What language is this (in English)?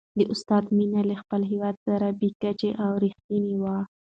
Pashto